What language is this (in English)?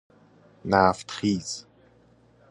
Persian